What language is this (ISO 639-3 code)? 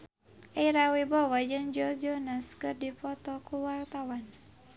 sun